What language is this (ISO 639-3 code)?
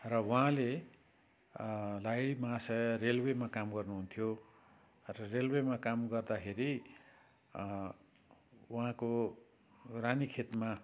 nep